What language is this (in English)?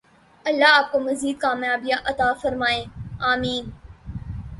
Urdu